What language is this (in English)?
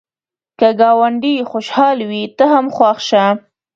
Pashto